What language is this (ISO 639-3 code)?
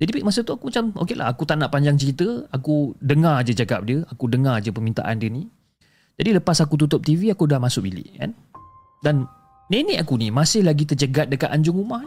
msa